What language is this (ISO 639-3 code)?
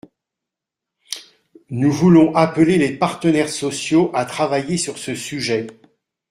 fra